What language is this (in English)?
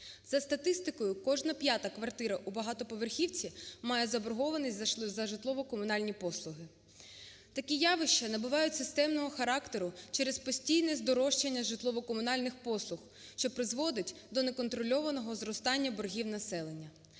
Ukrainian